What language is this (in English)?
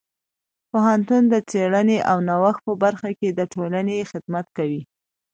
Pashto